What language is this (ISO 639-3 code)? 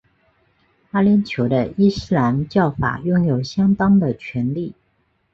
zho